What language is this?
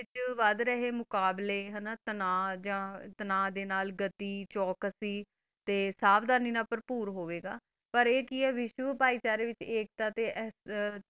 Punjabi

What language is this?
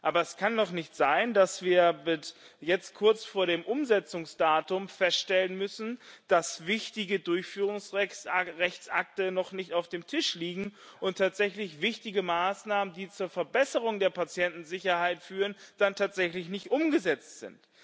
German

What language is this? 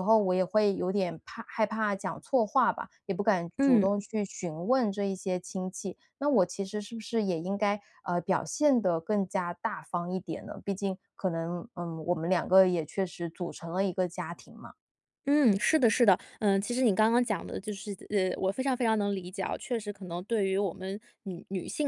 Chinese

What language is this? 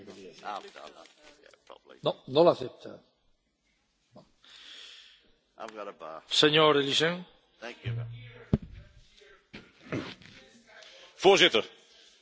Dutch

